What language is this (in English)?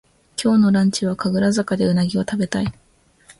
Japanese